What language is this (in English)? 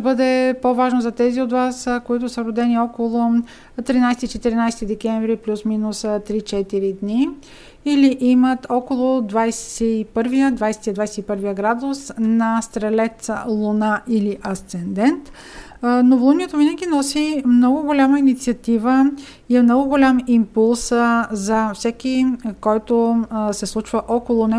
Bulgarian